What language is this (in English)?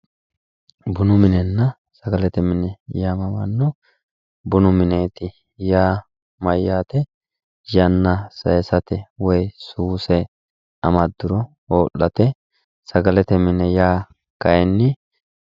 Sidamo